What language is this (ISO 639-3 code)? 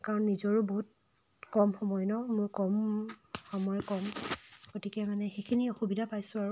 asm